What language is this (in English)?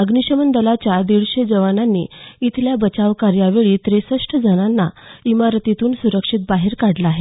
Marathi